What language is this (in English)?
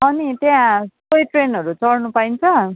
Nepali